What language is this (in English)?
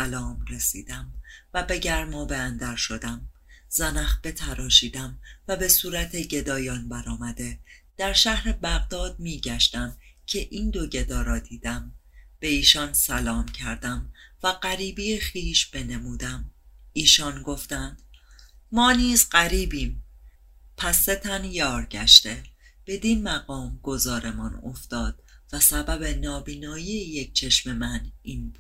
Persian